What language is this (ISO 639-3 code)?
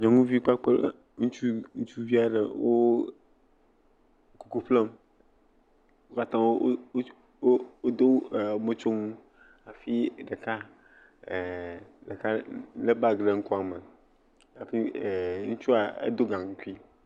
ewe